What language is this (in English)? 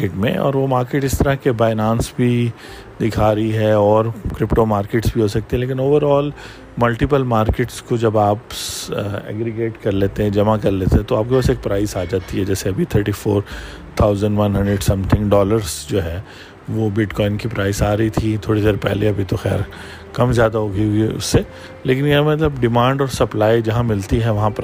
Urdu